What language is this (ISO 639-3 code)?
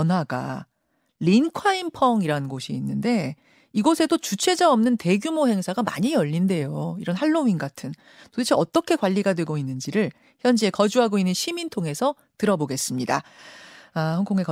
kor